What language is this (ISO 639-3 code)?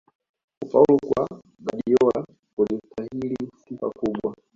swa